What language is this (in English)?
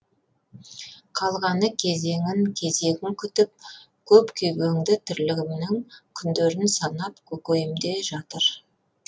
Kazakh